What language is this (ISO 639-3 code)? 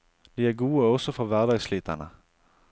nor